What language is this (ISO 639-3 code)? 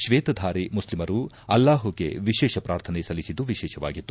kan